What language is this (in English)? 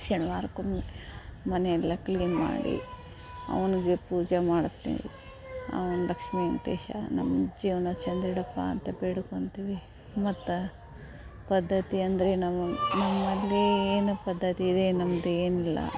Kannada